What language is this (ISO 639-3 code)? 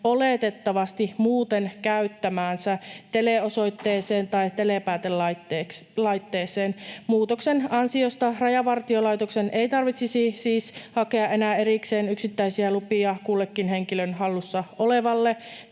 fin